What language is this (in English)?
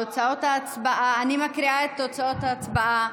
Hebrew